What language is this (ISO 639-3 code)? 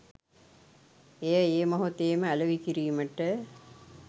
sin